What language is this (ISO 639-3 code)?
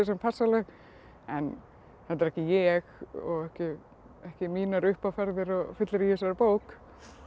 isl